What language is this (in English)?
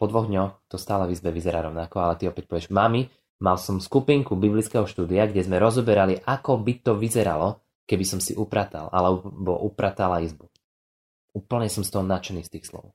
Slovak